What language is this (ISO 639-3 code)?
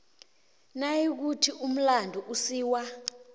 nbl